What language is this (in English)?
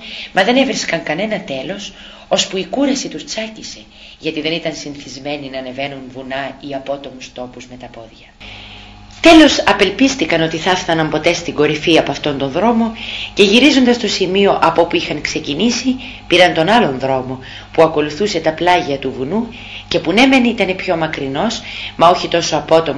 Greek